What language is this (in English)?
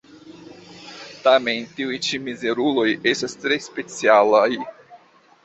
Esperanto